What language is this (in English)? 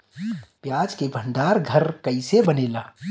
Bhojpuri